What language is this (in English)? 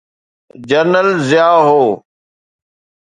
Sindhi